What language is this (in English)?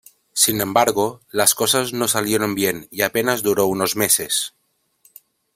Spanish